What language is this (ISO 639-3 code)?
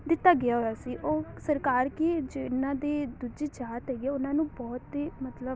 pan